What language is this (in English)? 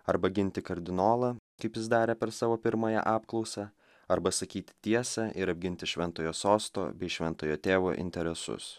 Lithuanian